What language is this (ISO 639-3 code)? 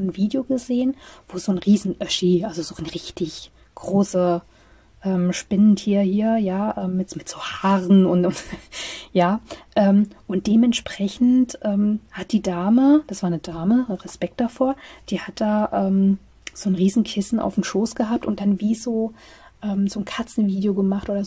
deu